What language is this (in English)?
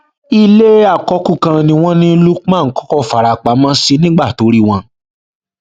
Yoruba